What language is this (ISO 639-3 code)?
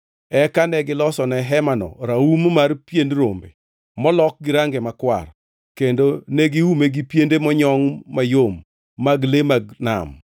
luo